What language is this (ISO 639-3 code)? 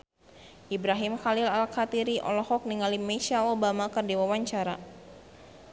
sun